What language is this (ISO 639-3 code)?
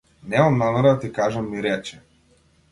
mkd